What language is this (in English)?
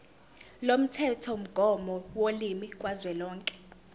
Zulu